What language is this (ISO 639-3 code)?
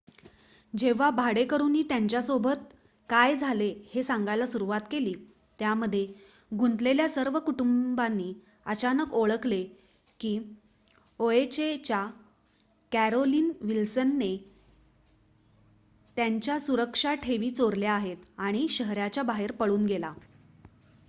mar